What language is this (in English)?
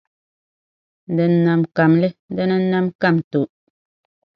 Dagbani